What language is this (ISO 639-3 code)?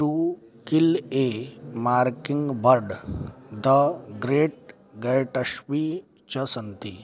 san